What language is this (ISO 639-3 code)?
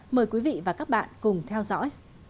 vie